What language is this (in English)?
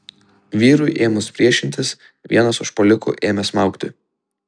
Lithuanian